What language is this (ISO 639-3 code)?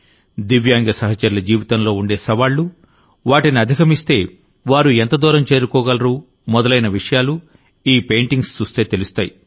tel